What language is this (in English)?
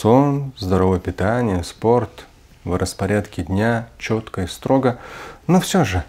Russian